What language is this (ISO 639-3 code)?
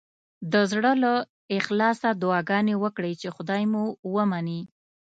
pus